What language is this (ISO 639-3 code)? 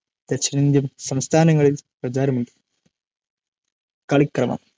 mal